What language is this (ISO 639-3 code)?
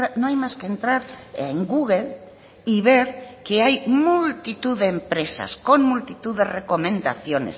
spa